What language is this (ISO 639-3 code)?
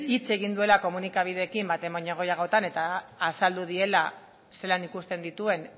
eus